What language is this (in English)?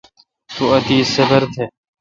Kalkoti